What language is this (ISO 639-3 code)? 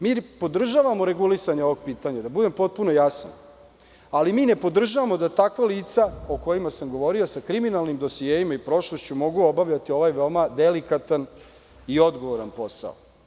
srp